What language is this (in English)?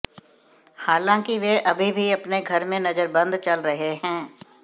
Hindi